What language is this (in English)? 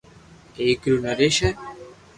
Loarki